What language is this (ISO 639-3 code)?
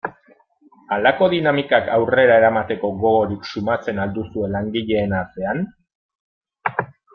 eus